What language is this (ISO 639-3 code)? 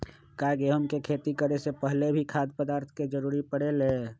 mag